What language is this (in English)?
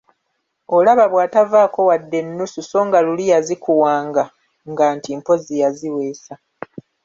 Ganda